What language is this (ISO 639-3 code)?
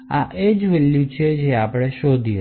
guj